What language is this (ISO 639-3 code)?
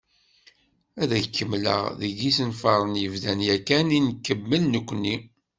kab